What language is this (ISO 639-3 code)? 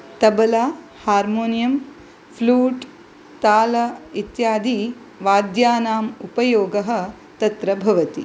san